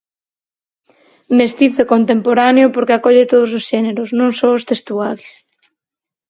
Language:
Galician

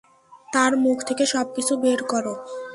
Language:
Bangla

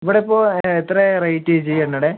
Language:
Malayalam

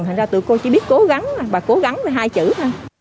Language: Vietnamese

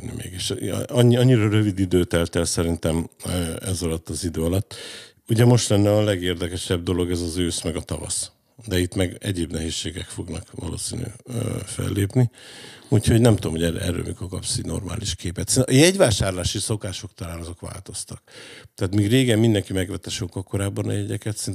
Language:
Hungarian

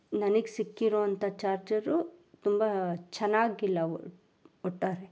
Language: Kannada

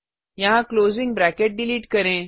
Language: Hindi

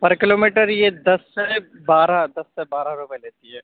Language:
Urdu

